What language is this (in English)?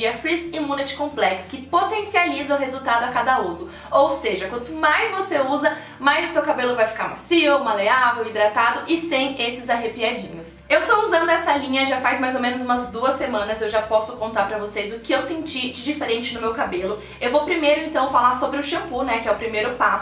Portuguese